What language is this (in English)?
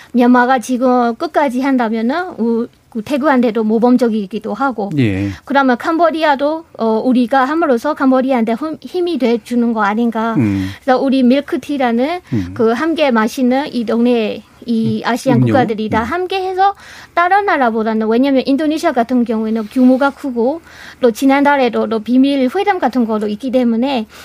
Korean